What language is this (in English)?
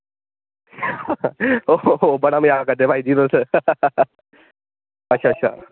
Dogri